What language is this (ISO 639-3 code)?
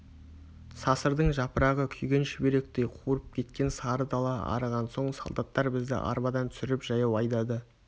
kaz